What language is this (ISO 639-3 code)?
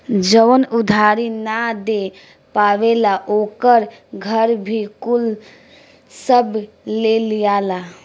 bho